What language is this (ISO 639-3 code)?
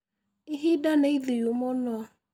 kik